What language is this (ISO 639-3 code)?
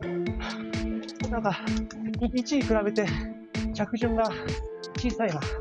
jpn